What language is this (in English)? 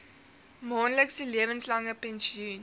Afrikaans